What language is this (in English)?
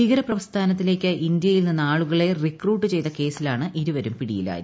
Malayalam